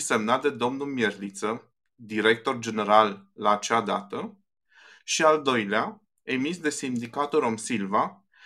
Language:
Romanian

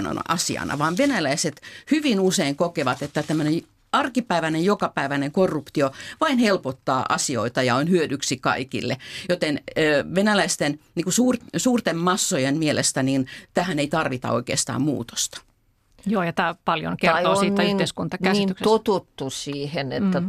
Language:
Finnish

